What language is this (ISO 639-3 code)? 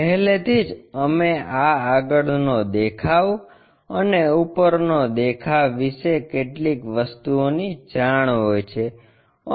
guj